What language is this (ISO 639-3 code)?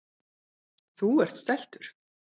isl